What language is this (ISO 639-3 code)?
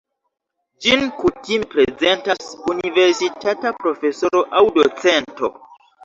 epo